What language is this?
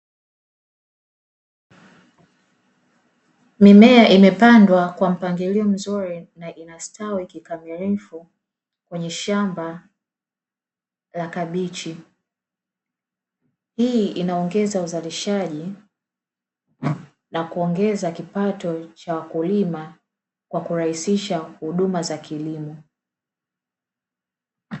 Swahili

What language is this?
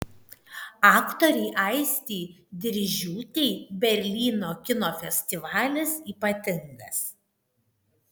Lithuanian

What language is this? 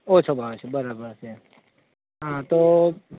Gujarati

